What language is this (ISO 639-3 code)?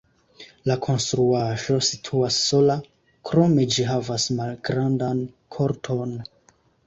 epo